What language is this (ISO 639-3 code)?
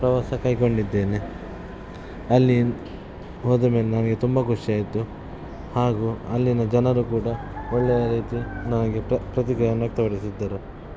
kan